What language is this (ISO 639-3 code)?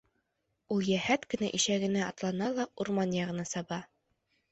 bak